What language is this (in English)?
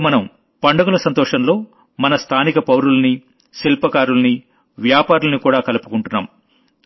Telugu